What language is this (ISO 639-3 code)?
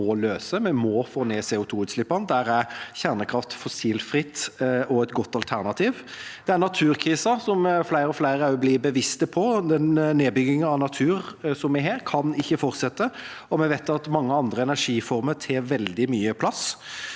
nor